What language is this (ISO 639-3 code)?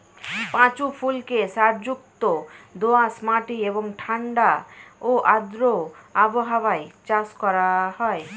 ben